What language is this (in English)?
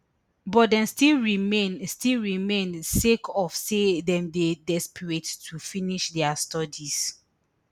Nigerian Pidgin